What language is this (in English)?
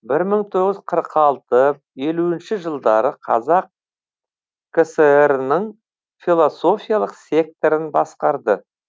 Kazakh